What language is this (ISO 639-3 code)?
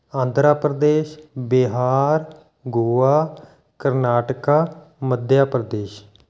pan